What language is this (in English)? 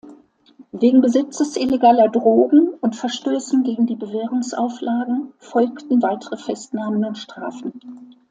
German